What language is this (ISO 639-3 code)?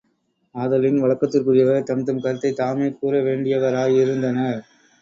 tam